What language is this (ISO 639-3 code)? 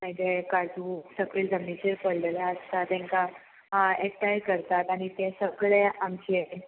kok